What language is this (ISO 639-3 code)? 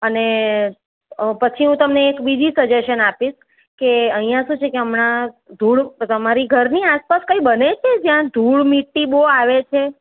guj